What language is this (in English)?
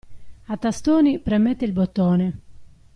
Italian